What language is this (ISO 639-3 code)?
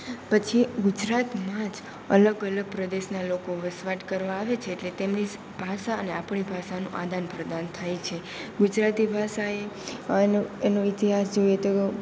guj